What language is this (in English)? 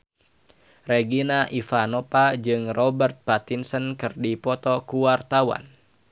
Sundanese